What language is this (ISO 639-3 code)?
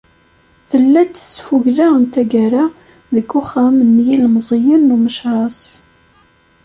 kab